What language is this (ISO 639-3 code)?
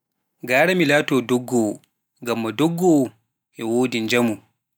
fuf